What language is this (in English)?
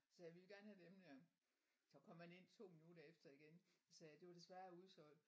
Danish